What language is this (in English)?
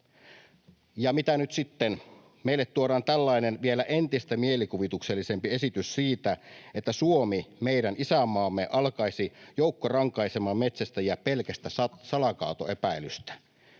Finnish